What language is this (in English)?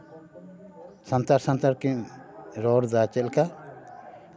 Santali